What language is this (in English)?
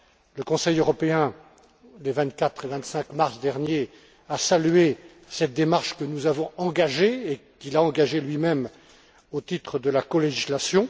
French